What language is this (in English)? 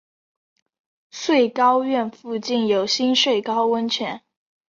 Chinese